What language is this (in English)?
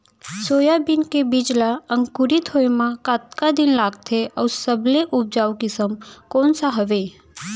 Chhattisgarhi